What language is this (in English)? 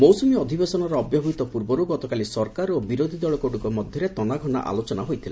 Odia